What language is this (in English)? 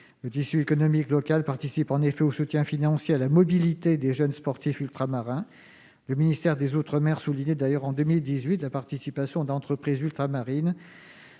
French